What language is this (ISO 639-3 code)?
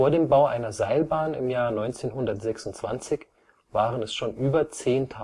deu